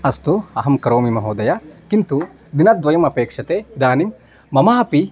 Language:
Sanskrit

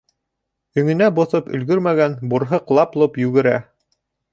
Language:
Bashkir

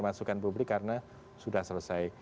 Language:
Indonesian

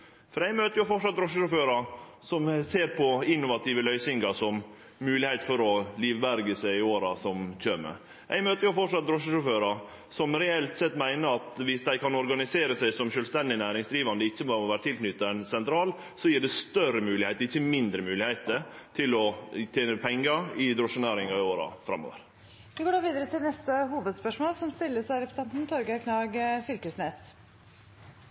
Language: Norwegian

